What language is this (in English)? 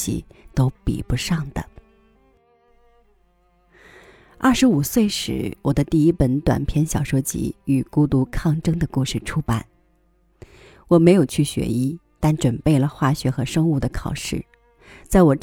Chinese